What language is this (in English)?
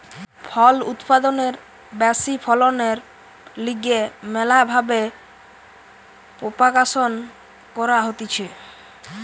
Bangla